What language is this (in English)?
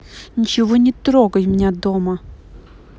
Russian